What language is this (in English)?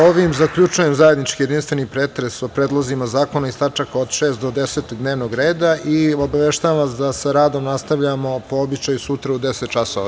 Serbian